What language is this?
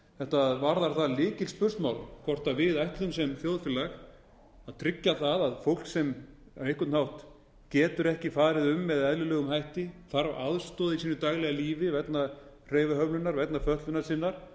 Icelandic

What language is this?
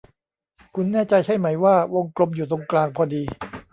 Thai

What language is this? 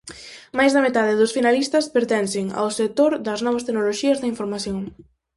Galician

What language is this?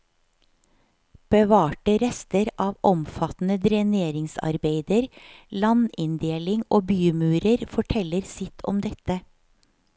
Norwegian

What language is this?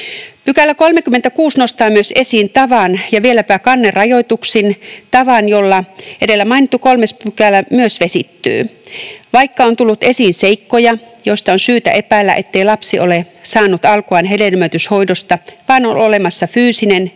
Finnish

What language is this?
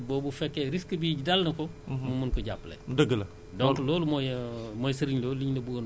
Wolof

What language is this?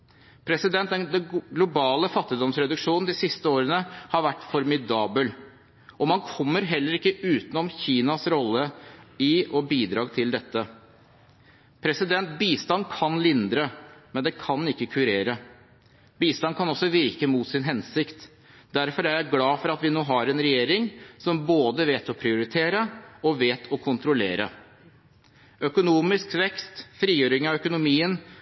Norwegian Bokmål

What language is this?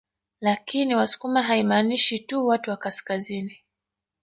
Swahili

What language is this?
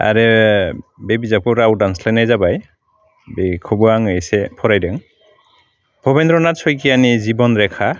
Bodo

